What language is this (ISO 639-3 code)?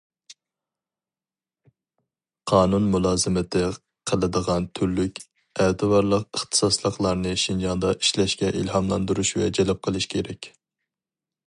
uig